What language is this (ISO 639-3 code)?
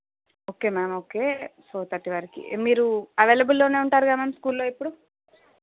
tel